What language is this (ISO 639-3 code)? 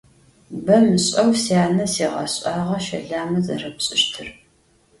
ady